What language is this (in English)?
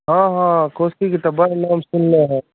Maithili